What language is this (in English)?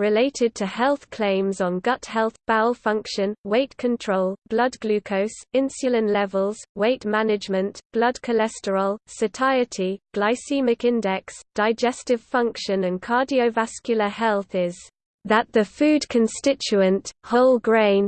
English